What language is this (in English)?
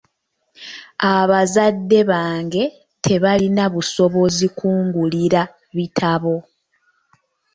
Ganda